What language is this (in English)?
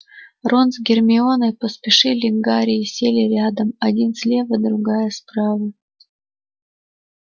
Russian